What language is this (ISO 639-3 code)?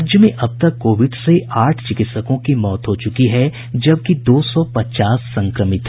hin